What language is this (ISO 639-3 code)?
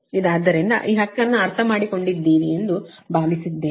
kan